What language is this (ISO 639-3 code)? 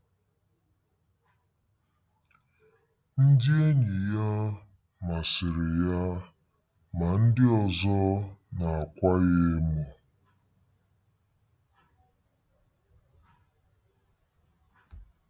ibo